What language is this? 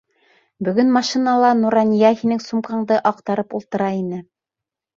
Bashkir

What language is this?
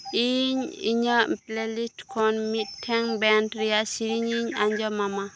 Santali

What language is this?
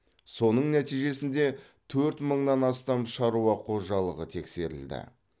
Kazakh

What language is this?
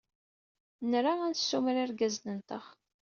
Kabyle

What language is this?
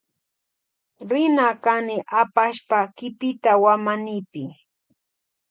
Loja Highland Quichua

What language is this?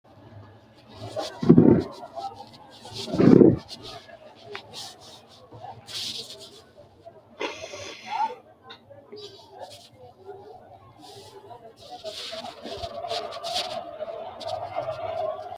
Sidamo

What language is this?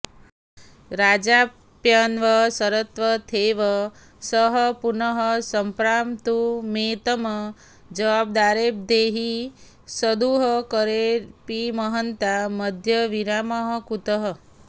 Sanskrit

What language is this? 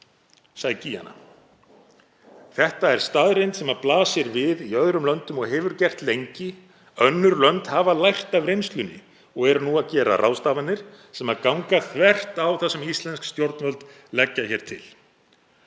Icelandic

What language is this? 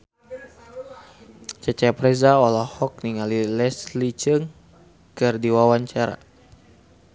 Sundanese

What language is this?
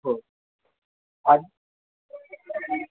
Marathi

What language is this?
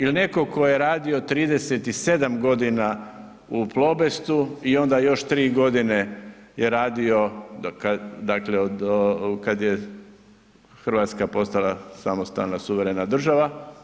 Croatian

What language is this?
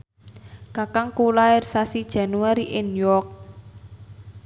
Javanese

